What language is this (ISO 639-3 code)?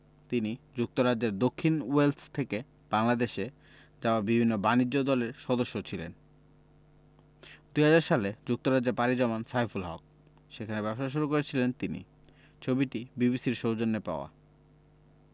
ben